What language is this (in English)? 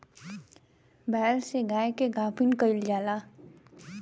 Bhojpuri